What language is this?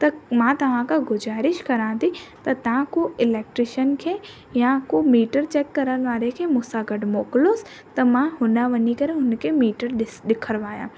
Sindhi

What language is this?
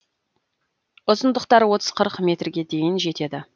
Kazakh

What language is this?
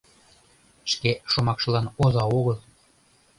Mari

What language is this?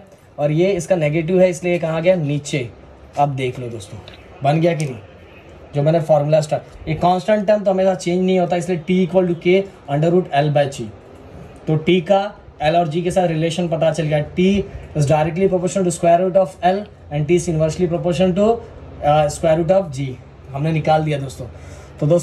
Hindi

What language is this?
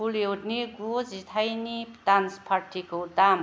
Bodo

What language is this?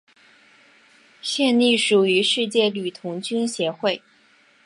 Chinese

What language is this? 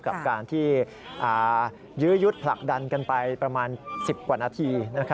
Thai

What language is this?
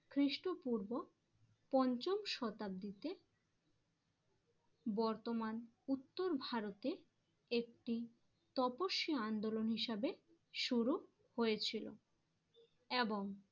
Bangla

